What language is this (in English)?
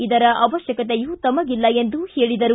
Kannada